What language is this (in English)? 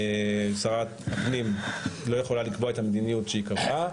Hebrew